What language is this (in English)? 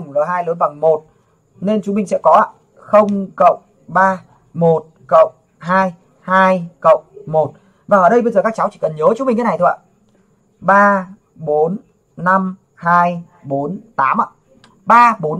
Vietnamese